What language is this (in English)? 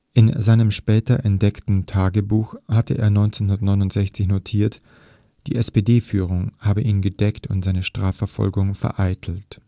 German